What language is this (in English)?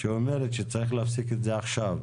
Hebrew